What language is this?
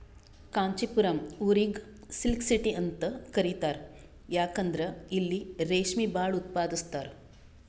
Kannada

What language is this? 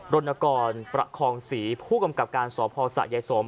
Thai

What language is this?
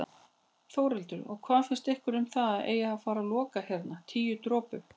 Icelandic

